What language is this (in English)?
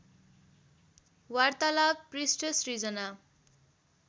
Nepali